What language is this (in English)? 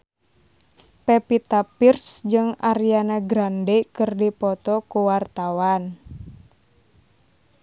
Sundanese